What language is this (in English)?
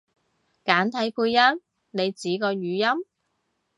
Cantonese